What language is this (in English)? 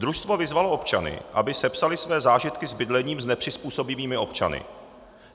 Czech